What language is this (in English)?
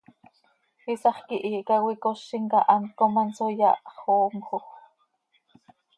Seri